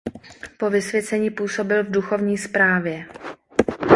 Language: Czech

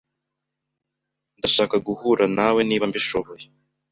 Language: Kinyarwanda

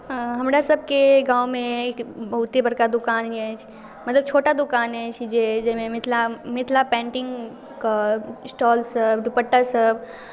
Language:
Maithili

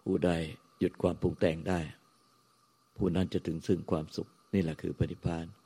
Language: Thai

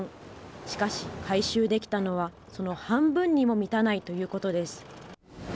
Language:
Japanese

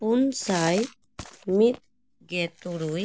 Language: Santali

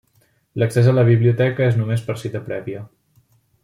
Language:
Catalan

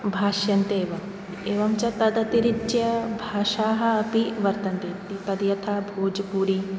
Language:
Sanskrit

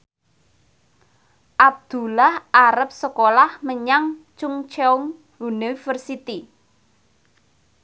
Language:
Javanese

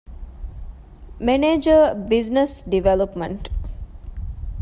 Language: Divehi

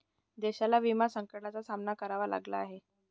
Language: Marathi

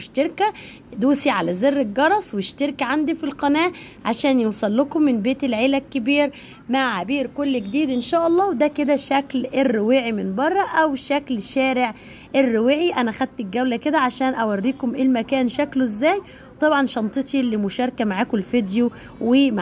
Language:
Arabic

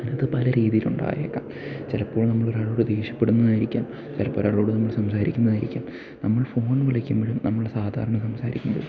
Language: Malayalam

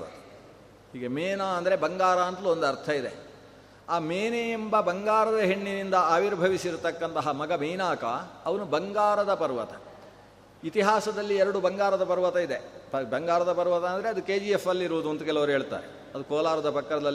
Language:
Kannada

